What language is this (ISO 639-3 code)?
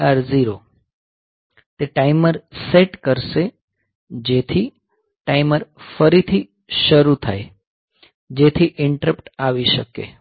guj